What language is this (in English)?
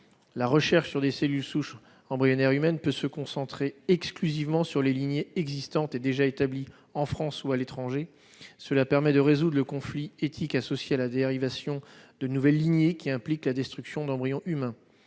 French